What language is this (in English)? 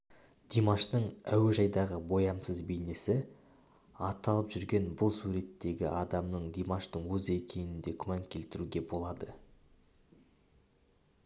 Kazakh